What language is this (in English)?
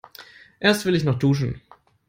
German